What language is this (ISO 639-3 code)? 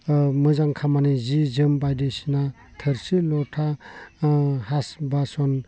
brx